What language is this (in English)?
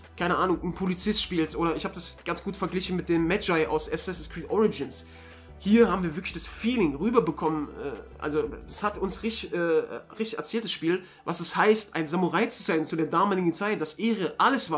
German